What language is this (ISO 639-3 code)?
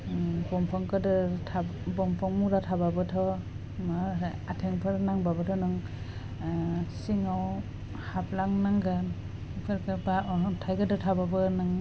brx